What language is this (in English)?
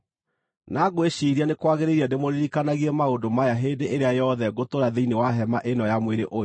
Kikuyu